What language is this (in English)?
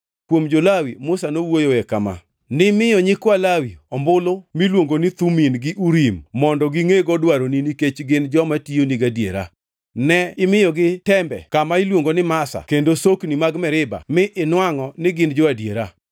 Luo (Kenya and Tanzania)